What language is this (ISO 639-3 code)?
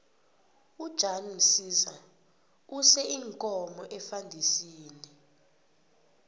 nbl